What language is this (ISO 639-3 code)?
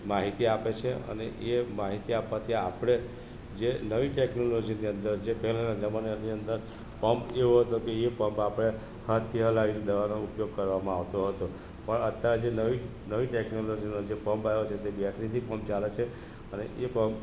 guj